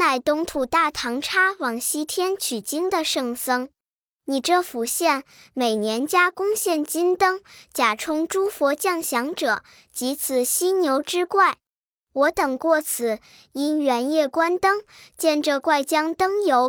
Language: Chinese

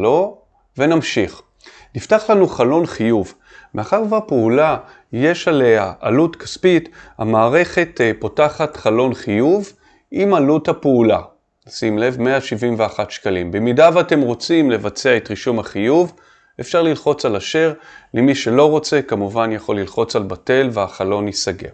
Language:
Hebrew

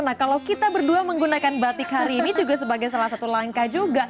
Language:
Indonesian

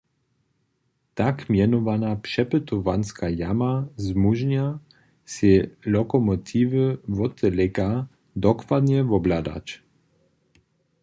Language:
Upper Sorbian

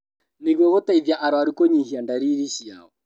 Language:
Kikuyu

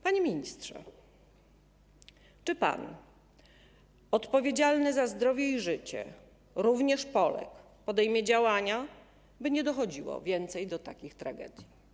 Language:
Polish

